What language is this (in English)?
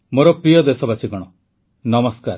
Odia